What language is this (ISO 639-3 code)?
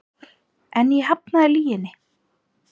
isl